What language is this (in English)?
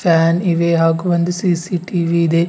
Kannada